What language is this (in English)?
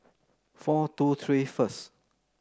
English